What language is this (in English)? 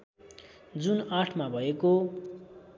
Nepali